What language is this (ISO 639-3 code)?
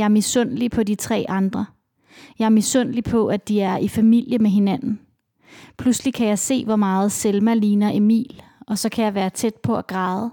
dan